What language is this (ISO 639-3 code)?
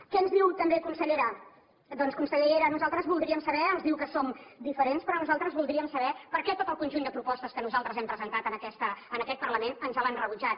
cat